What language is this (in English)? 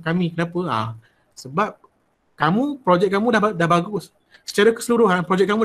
Malay